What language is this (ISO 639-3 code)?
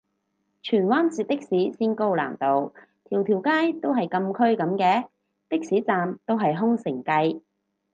yue